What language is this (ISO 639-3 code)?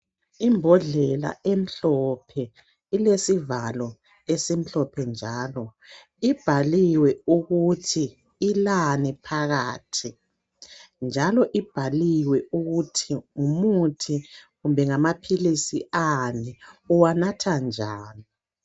nde